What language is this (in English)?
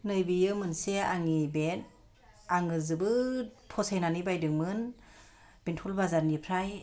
Bodo